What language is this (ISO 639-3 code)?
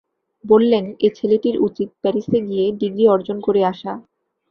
ben